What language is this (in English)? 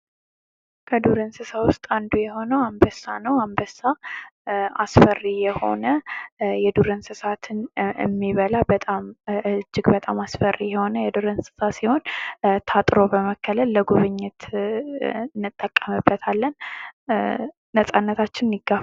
Amharic